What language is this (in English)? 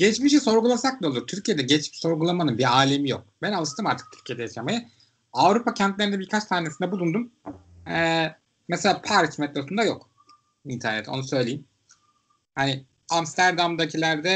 Turkish